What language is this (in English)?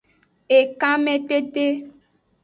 Aja (Benin)